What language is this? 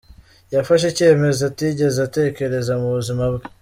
Kinyarwanda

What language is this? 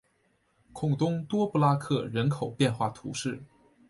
Chinese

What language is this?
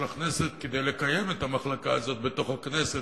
Hebrew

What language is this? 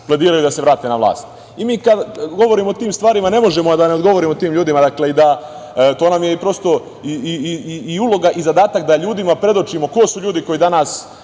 Serbian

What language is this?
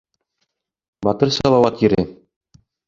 Bashkir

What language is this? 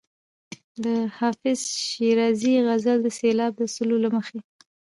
Pashto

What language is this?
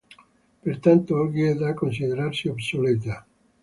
Italian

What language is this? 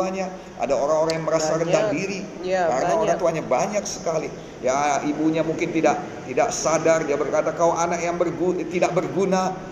Indonesian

